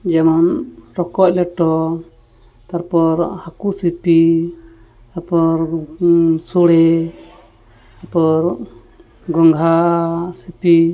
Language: Santali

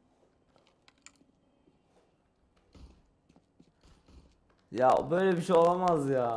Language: Turkish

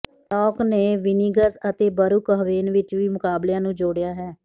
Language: Punjabi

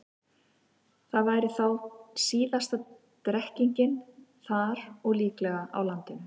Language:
Icelandic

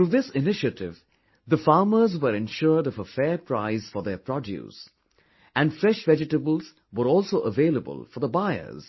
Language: English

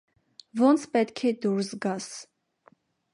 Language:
Armenian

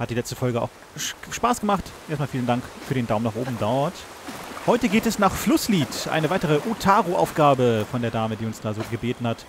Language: German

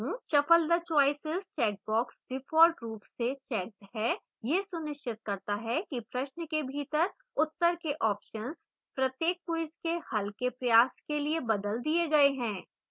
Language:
Hindi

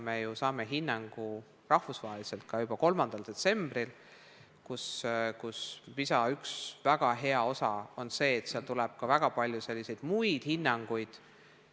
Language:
Estonian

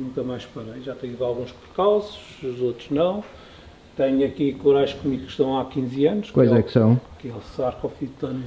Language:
Portuguese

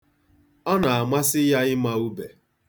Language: Igbo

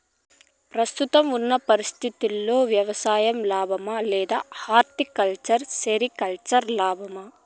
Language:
Telugu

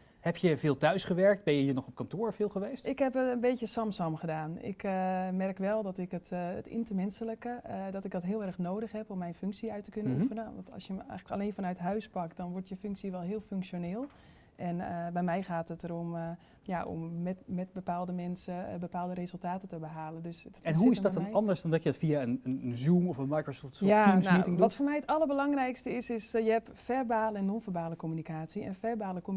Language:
Dutch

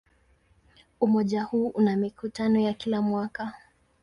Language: Swahili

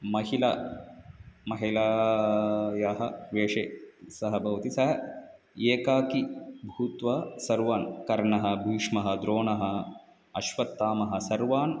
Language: Sanskrit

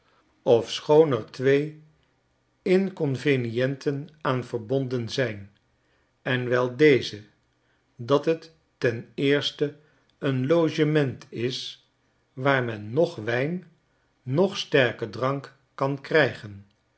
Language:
Dutch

